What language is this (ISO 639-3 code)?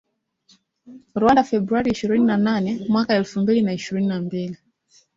swa